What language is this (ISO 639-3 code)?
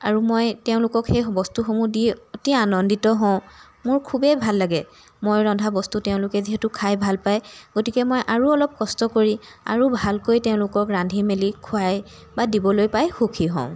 asm